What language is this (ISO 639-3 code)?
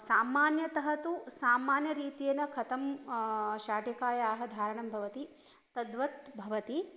san